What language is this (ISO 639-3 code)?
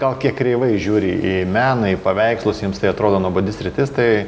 lit